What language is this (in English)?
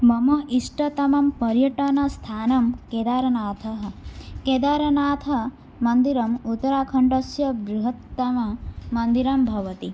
Sanskrit